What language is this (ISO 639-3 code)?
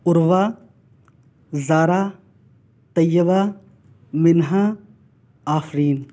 urd